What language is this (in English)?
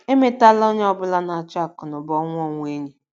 Igbo